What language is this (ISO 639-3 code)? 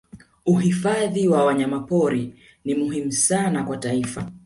swa